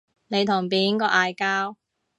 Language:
Cantonese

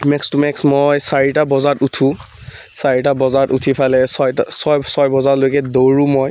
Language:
Assamese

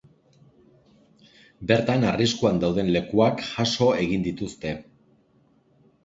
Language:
Basque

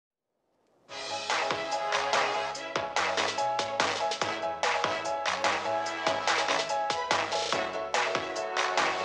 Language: Korean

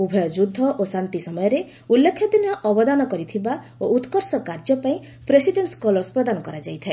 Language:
Odia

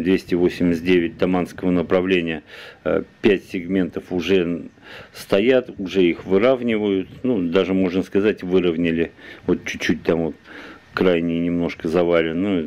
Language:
Russian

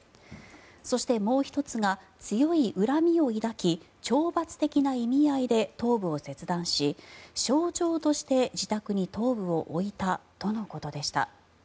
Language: Japanese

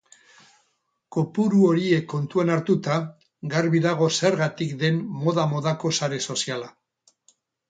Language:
Basque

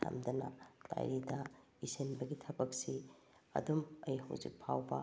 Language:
Manipuri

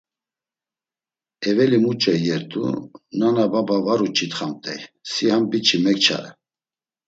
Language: Laz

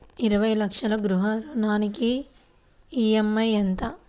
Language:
Telugu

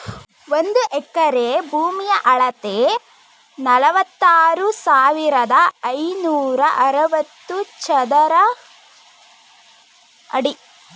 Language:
Kannada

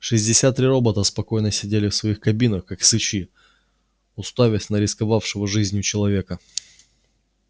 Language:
Russian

